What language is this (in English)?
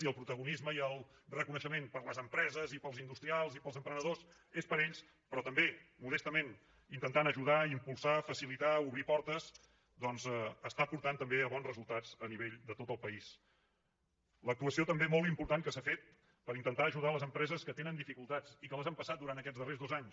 Catalan